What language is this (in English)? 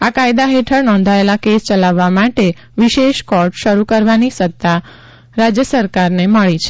Gujarati